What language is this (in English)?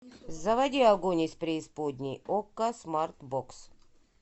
Russian